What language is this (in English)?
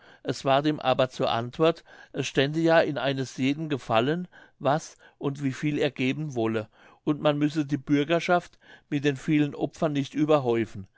German